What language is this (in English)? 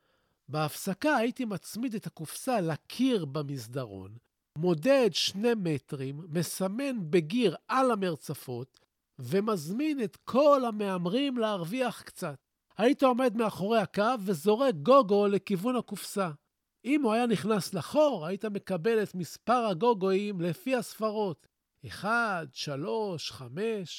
Hebrew